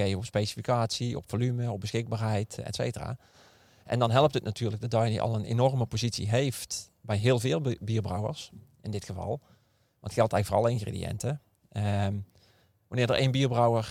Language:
Dutch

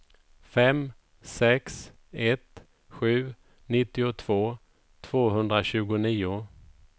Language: Swedish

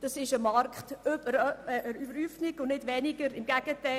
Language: Swiss German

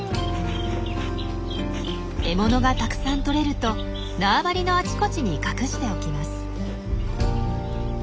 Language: Japanese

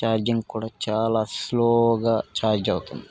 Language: Telugu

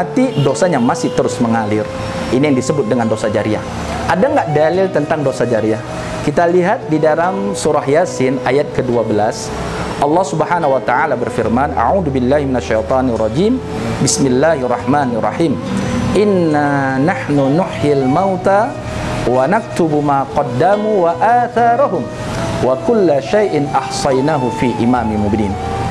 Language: Indonesian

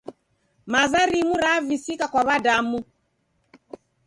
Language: Taita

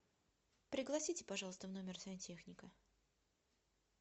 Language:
Russian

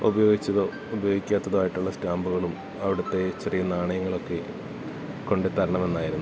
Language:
Malayalam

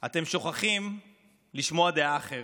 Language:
Hebrew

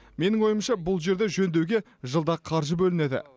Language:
Kazakh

